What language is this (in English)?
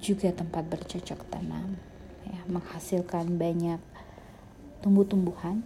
Indonesian